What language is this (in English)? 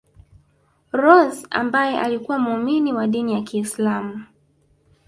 Swahili